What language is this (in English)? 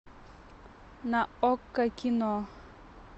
Russian